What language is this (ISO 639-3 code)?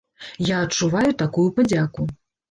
bel